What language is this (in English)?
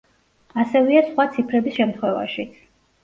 Georgian